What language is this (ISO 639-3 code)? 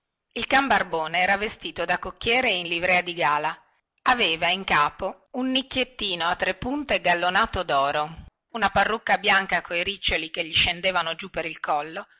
ita